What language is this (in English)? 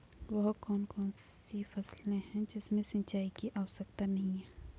Hindi